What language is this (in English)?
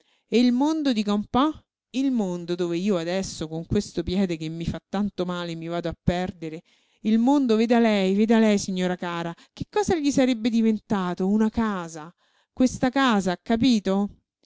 Italian